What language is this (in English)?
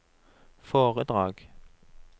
Norwegian